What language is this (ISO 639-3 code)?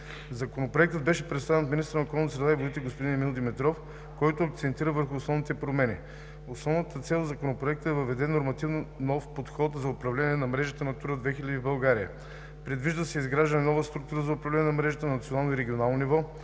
bul